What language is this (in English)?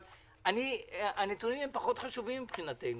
Hebrew